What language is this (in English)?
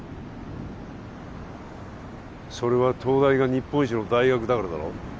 Japanese